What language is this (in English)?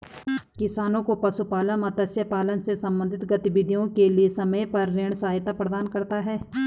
Hindi